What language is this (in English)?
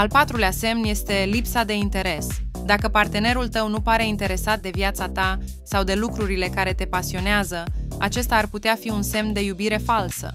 Romanian